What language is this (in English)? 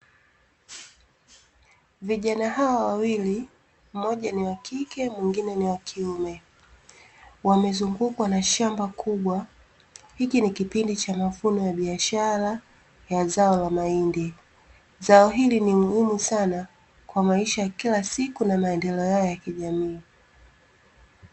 Swahili